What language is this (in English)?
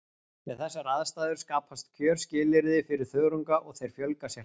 Icelandic